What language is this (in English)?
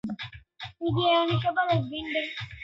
Swahili